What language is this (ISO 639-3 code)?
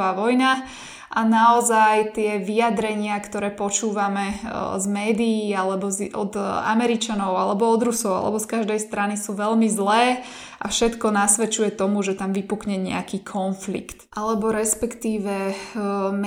slk